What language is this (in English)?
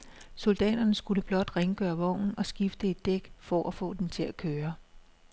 Danish